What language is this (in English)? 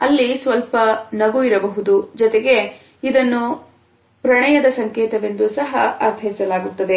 Kannada